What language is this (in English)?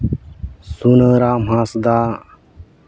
Santali